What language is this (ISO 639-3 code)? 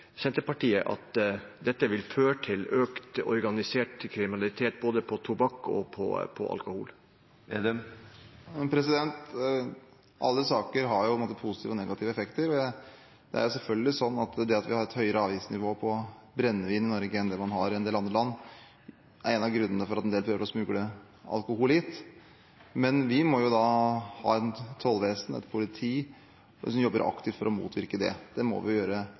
nob